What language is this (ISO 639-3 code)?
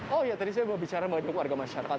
ind